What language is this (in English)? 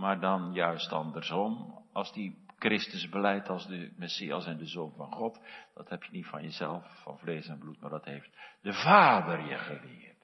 Dutch